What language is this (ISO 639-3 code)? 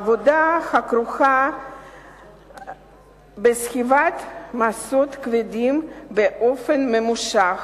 heb